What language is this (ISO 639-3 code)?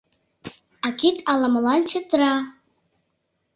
chm